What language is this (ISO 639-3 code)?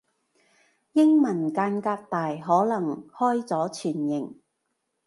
yue